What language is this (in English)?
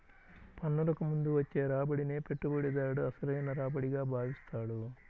Telugu